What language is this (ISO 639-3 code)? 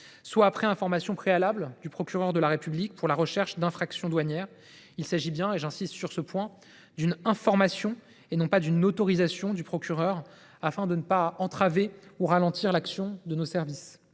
fra